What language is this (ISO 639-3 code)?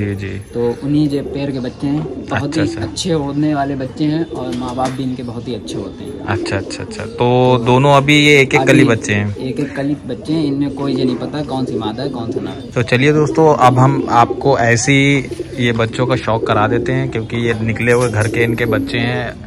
hin